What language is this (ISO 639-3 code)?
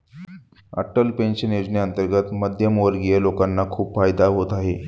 mar